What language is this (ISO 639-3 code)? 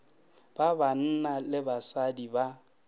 nso